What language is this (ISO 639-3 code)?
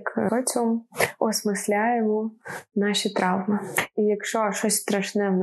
ukr